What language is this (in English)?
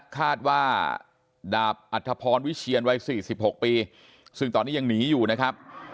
Thai